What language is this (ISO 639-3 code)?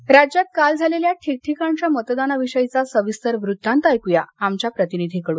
mar